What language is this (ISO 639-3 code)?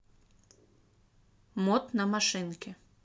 rus